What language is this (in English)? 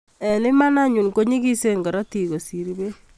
Kalenjin